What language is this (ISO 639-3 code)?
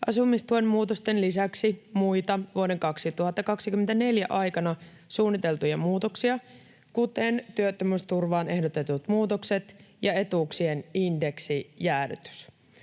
fin